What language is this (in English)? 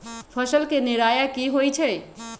Magahi